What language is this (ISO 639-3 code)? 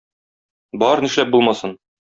tat